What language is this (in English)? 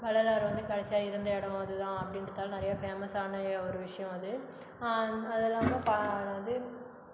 Tamil